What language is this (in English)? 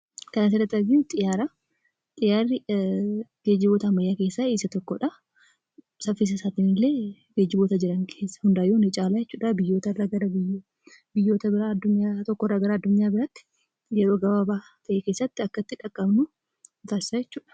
Oromo